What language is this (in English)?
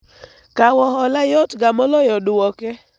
Luo (Kenya and Tanzania)